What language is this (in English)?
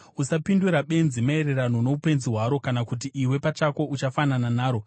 Shona